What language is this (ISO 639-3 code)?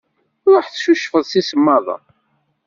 kab